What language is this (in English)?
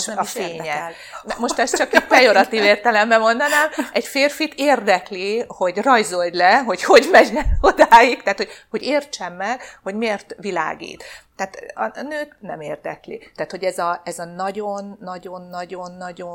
Hungarian